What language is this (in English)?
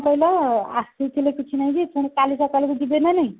Odia